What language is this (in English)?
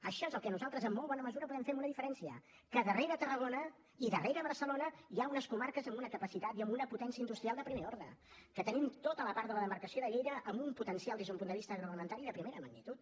Catalan